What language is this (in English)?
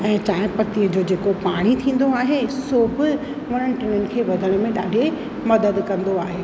Sindhi